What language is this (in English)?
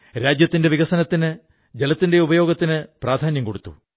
Malayalam